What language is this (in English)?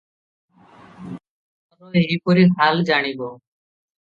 Odia